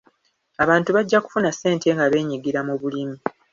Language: Ganda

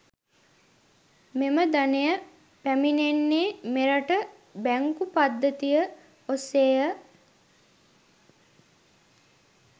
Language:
Sinhala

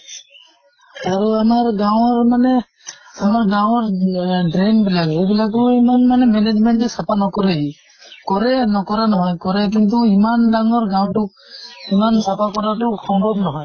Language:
Assamese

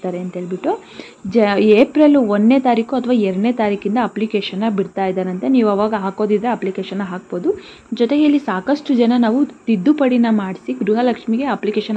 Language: Kannada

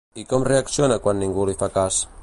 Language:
Catalan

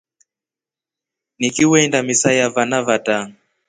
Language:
Rombo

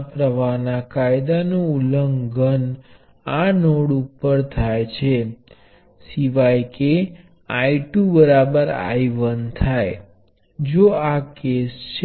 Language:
Gujarati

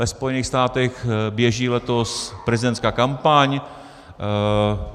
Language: Czech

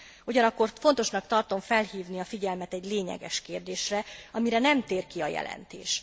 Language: Hungarian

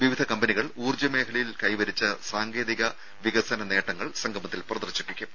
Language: Malayalam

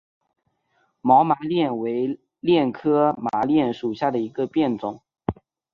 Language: Chinese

